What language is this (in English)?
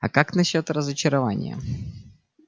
Russian